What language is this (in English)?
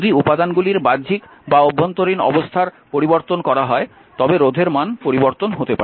Bangla